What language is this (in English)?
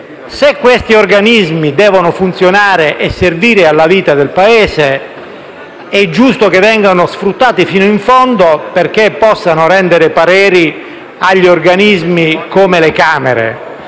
Italian